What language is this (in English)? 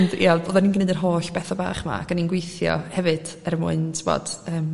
Welsh